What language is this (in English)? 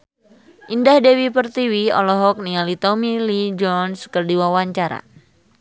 Sundanese